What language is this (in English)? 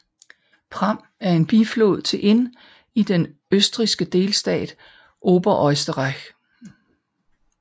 Danish